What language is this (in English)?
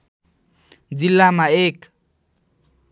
Nepali